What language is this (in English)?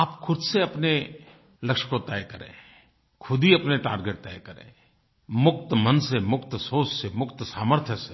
Hindi